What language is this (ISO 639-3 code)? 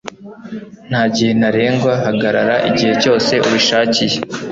kin